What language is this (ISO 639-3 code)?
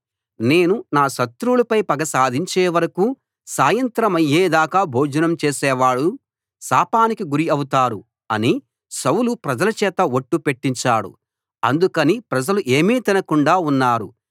tel